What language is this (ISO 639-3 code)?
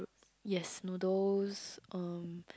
eng